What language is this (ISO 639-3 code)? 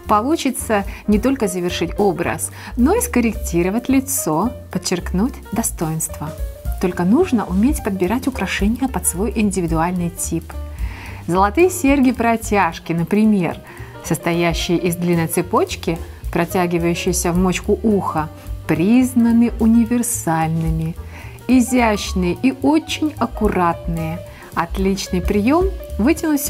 rus